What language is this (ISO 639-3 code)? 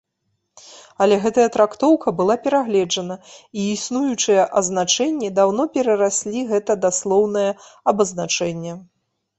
bel